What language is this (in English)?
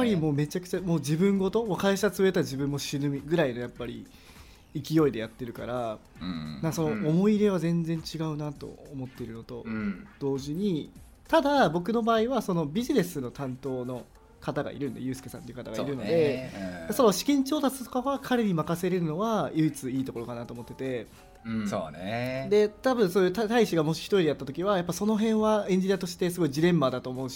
Japanese